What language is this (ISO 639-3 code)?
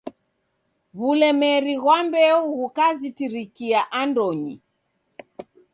dav